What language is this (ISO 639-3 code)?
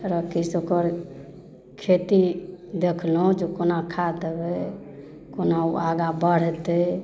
mai